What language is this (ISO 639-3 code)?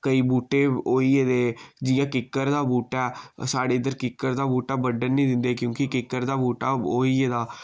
doi